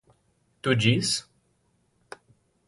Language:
Portuguese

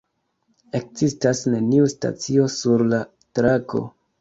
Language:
Esperanto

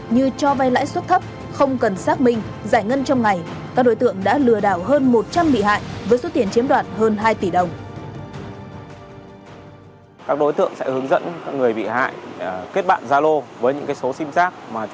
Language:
Vietnamese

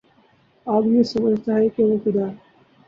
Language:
Urdu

